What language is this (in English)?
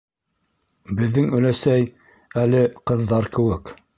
Bashkir